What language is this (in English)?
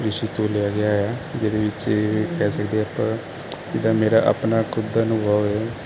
Punjabi